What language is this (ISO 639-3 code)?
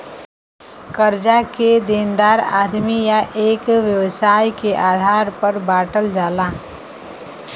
bho